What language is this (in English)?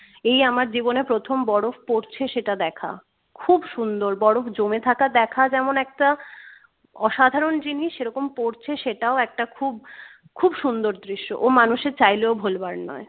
Bangla